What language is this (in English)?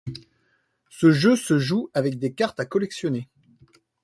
French